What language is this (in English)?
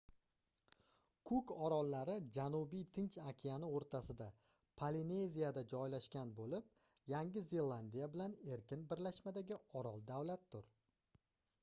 Uzbek